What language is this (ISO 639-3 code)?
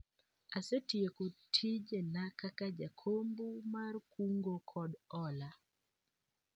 luo